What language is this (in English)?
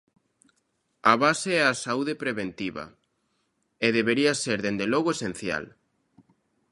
Galician